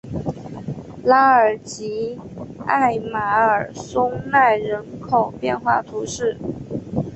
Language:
Chinese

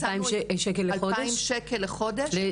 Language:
Hebrew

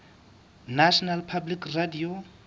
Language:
Southern Sotho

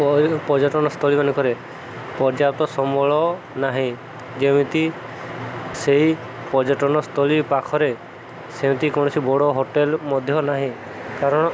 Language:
Odia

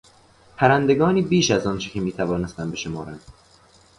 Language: Persian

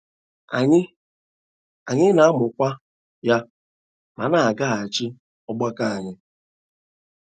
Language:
Igbo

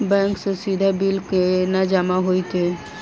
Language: Maithili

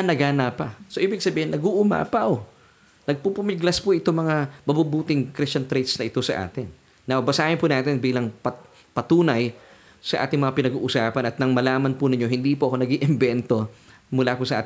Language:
Filipino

